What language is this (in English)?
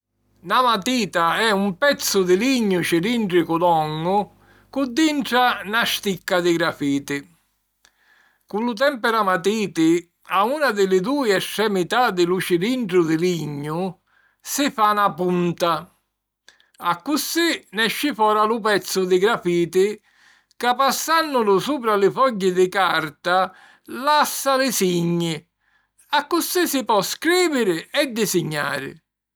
Sicilian